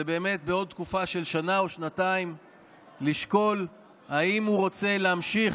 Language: Hebrew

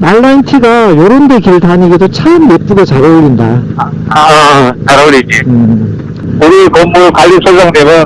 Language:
Korean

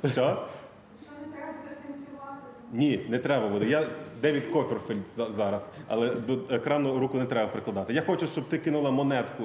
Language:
Ukrainian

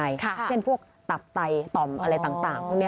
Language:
Thai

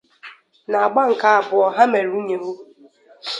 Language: Igbo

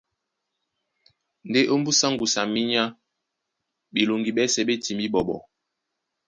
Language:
Duala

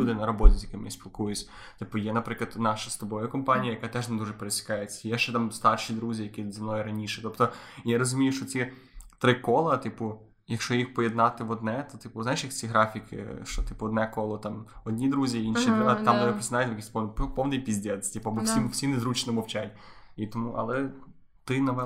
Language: Ukrainian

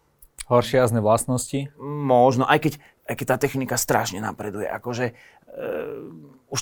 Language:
Slovak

